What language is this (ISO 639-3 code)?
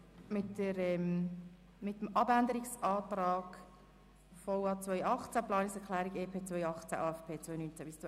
gsw